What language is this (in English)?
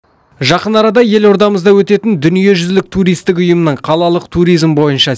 Kazakh